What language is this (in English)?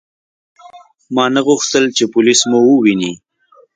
Pashto